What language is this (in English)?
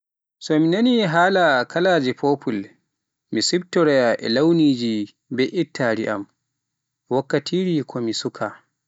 Pular